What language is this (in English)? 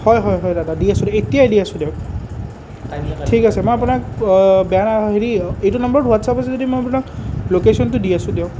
Assamese